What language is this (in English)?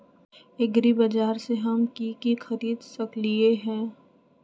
Magahi